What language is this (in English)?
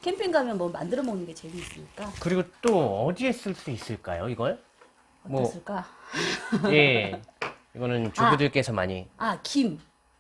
Korean